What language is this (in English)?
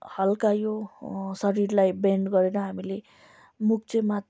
Nepali